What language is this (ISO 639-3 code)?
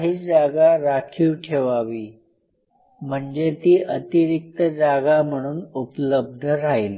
mar